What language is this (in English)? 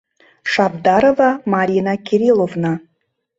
Mari